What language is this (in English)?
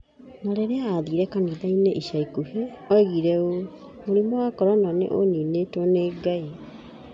Kikuyu